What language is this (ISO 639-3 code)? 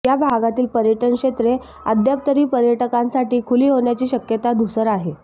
mar